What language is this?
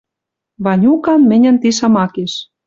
Western Mari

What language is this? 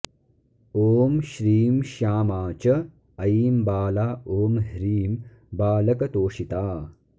Sanskrit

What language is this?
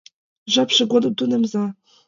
Mari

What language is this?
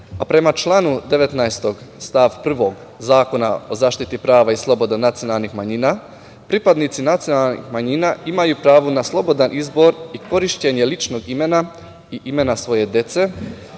Serbian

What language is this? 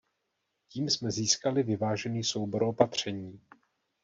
Czech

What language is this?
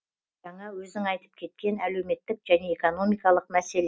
Kazakh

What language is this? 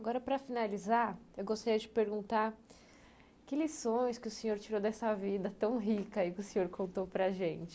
Portuguese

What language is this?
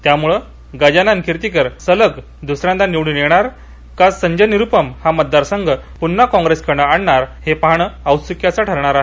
Marathi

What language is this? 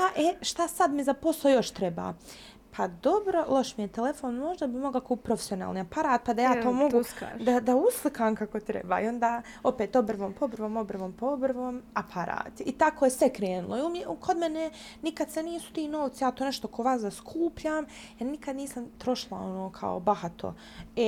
Croatian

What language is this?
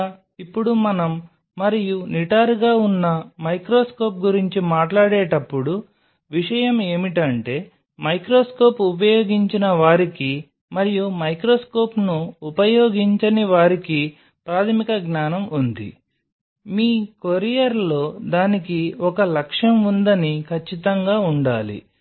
Telugu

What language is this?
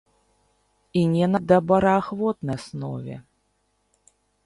Belarusian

